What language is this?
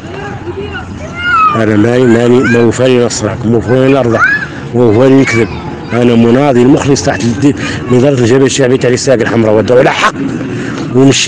Arabic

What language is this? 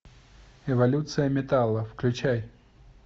Russian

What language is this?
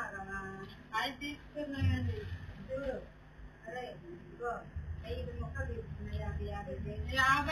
Telugu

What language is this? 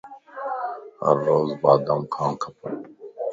Lasi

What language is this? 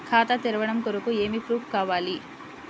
Telugu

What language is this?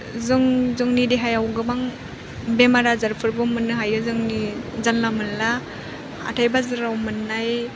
Bodo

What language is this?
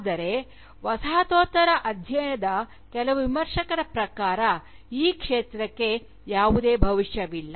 Kannada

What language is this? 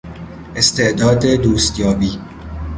Persian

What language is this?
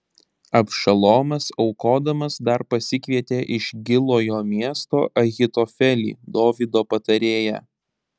Lithuanian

